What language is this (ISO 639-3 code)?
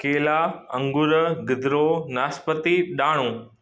snd